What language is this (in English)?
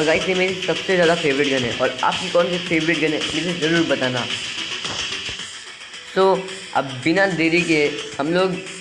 Hindi